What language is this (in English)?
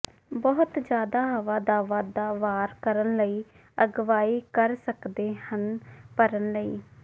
Punjabi